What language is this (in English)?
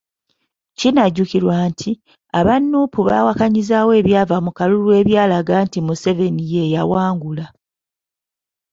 Ganda